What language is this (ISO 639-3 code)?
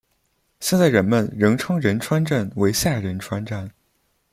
zho